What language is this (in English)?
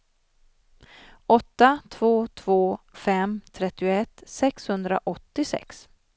Swedish